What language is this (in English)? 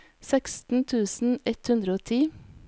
Norwegian